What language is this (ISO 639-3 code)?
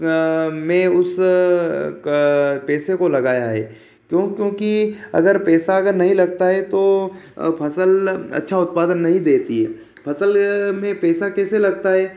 hin